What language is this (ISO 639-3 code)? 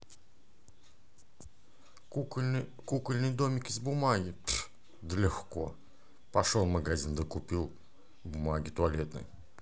rus